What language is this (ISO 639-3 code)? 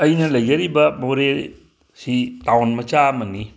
mni